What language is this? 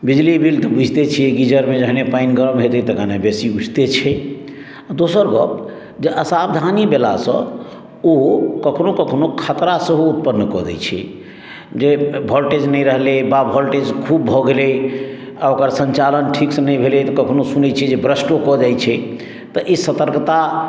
Maithili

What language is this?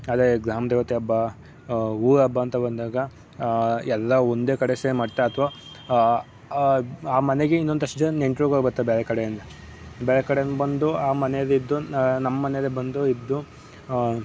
Kannada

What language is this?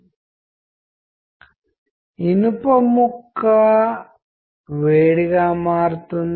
Telugu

